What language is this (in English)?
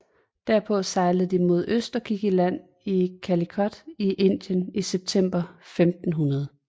Danish